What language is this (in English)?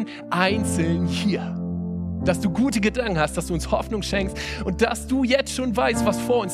German